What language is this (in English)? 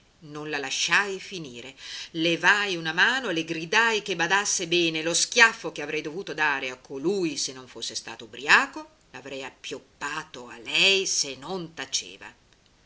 Italian